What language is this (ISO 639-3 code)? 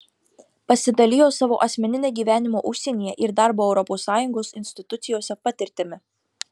lit